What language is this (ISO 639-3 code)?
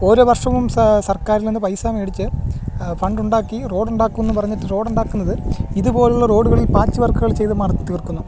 mal